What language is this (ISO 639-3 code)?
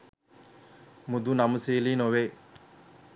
sin